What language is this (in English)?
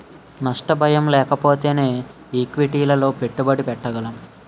Telugu